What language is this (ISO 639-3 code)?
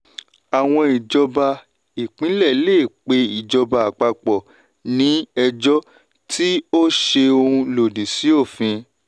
yor